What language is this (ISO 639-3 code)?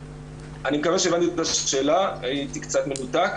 heb